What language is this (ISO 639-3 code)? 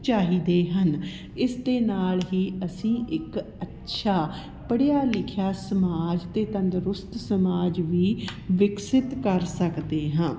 pan